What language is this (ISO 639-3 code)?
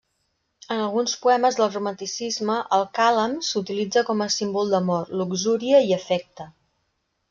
cat